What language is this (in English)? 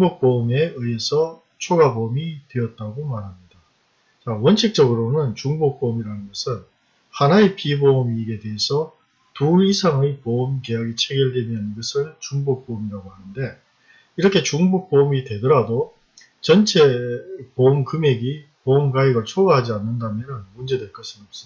Korean